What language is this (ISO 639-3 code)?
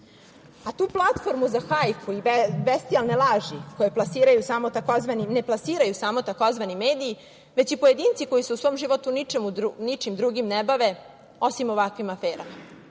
srp